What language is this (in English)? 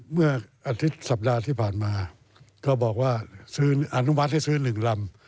Thai